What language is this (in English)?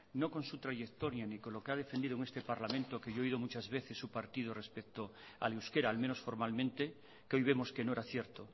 Spanish